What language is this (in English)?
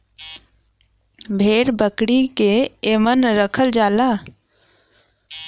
Bhojpuri